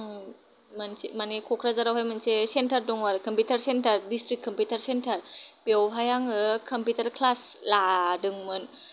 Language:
Bodo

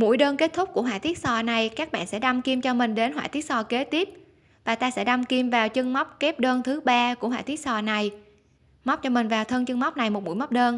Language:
Vietnamese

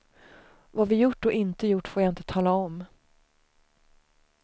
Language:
Swedish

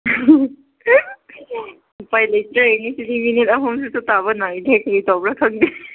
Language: Manipuri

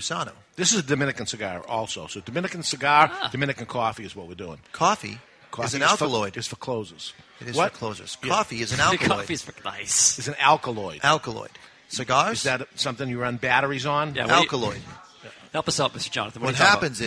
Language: English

